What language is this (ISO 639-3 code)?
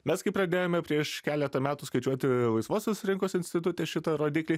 lit